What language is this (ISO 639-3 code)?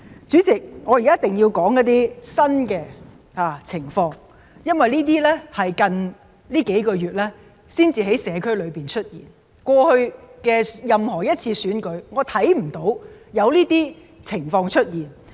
yue